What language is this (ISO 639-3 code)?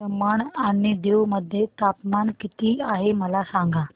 mar